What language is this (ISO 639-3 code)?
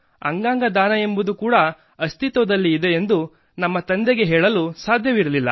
kan